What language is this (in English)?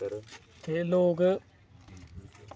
Dogri